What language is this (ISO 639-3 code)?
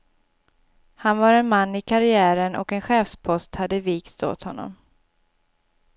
swe